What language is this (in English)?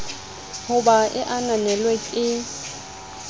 Southern Sotho